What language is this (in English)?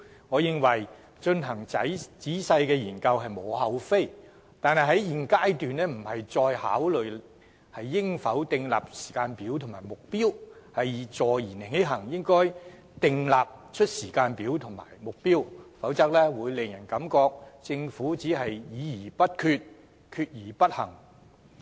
Cantonese